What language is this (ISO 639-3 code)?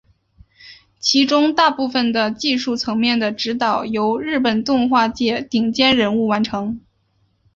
zho